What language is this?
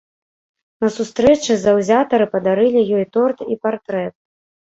Belarusian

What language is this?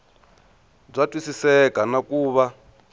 Tsonga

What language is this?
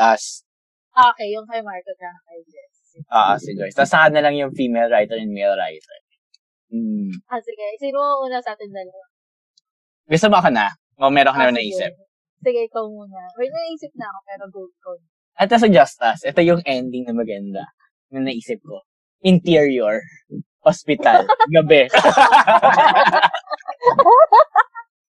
Filipino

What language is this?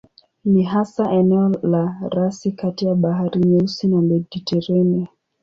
Swahili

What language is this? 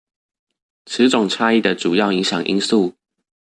Chinese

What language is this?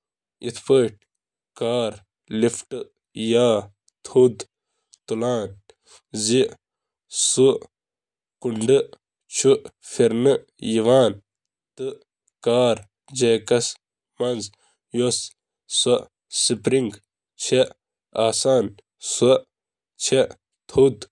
Kashmiri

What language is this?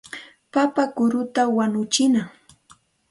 Santa Ana de Tusi Pasco Quechua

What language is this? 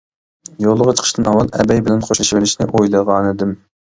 Uyghur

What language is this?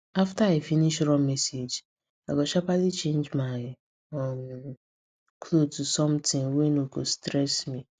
Nigerian Pidgin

